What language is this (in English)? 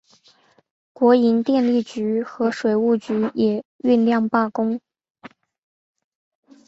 Chinese